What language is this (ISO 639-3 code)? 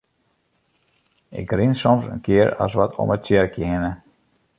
fry